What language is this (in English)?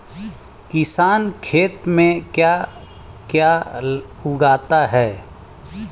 Hindi